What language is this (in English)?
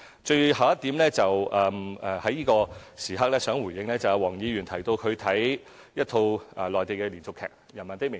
Cantonese